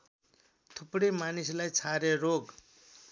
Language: Nepali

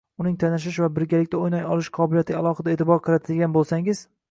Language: Uzbek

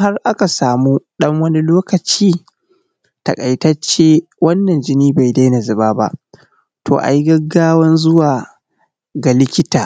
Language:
Hausa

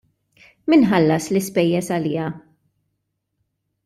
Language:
Maltese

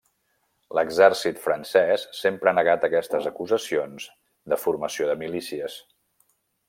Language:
Catalan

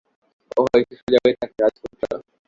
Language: Bangla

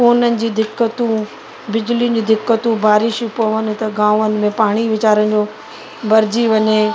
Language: Sindhi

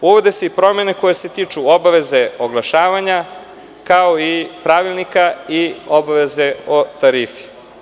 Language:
Serbian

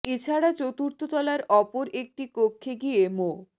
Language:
Bangla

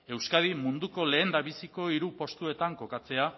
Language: Basque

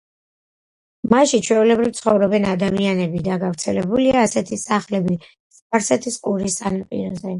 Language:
Georgian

